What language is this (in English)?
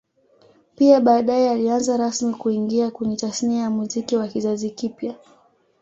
Swahili